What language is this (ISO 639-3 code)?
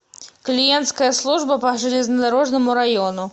rus